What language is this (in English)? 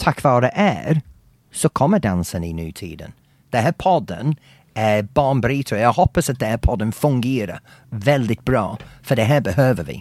Swedish